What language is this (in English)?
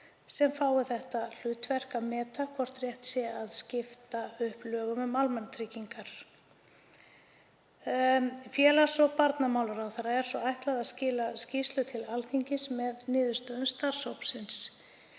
Icelandic